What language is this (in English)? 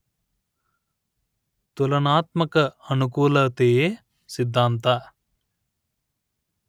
Kannada